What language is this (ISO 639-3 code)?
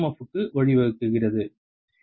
tam